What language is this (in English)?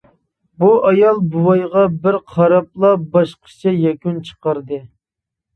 Uyghur